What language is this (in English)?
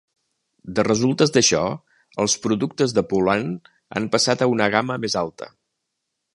Catalan